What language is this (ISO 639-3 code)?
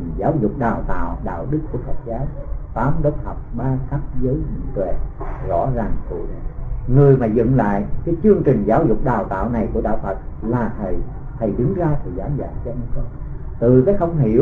vie